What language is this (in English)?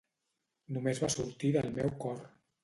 Catalan